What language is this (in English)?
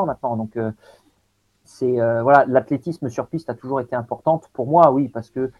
French